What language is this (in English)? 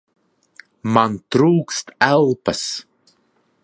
Latvian